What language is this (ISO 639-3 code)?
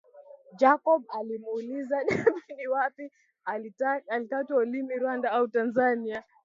swa